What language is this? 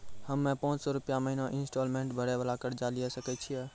Maithili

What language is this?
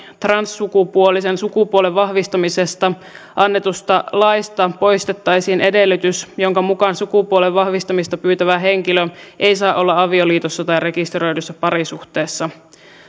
Finnish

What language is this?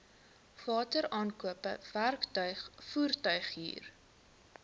Afrikaans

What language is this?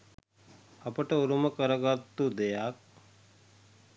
Sinhala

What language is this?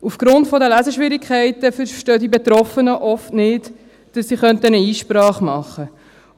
Swiss German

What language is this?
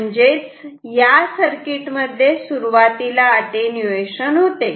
Marathi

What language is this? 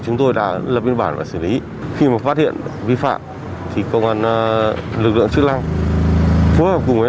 Vietnamese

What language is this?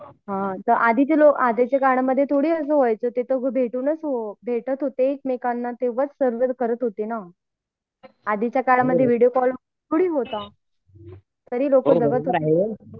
Marathi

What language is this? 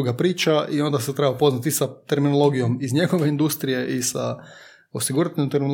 Croatian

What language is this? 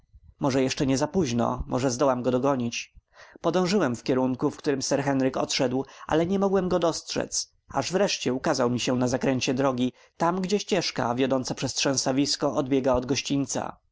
Polish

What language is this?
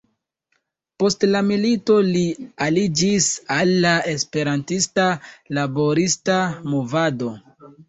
Esperanto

